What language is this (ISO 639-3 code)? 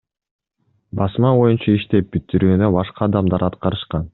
kir